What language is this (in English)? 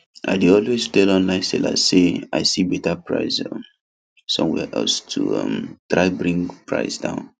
Nigerian Pidgin